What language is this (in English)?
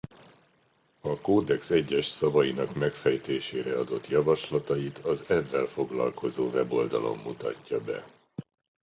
Hungarian